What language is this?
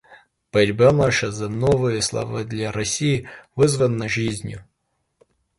Russian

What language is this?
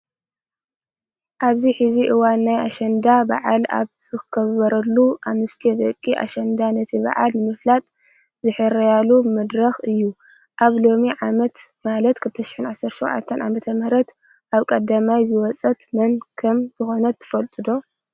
Tigrinya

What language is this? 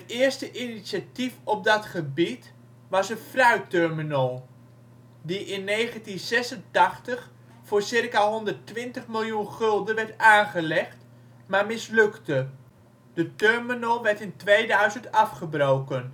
Dutch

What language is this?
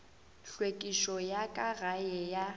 Northern Sotho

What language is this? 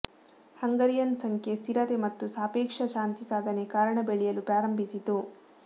Kannada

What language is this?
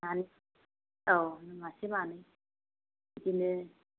Bodo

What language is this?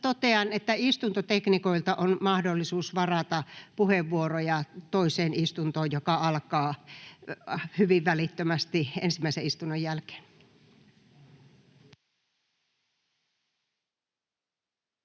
Finnish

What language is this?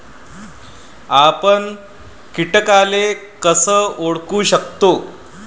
Marathi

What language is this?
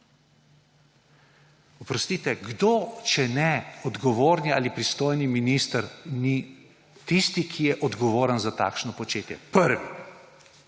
Slovenian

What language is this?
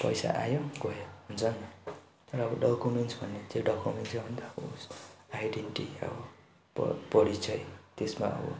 Nepali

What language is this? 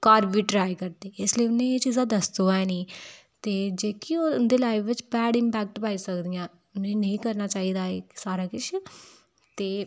Dogri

